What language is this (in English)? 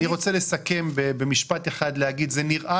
Hebrew